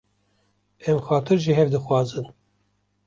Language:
Kurdish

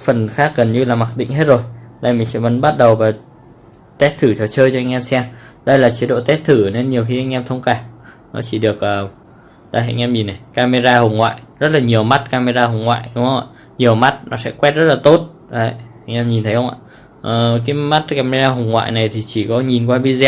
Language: Vietnamese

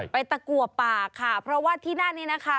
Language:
Thai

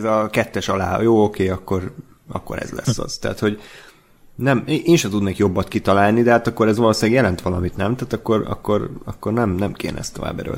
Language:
Hungarian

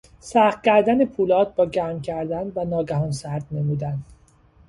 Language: Persian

